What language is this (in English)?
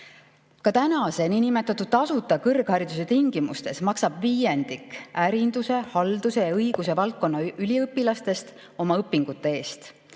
Estonian